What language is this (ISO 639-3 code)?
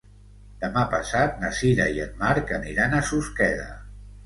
cat